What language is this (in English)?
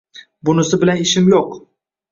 Uzbek